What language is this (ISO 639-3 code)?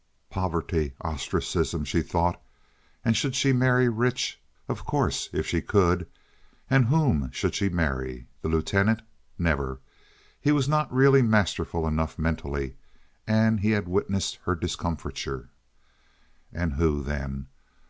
eng